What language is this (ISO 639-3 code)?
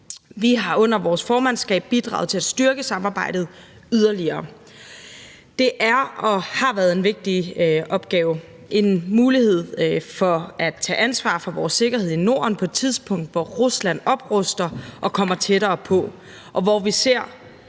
dan